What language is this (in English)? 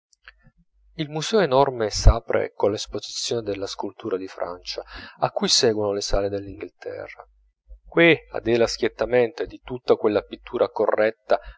Italian